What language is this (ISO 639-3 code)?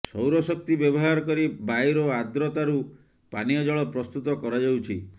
ori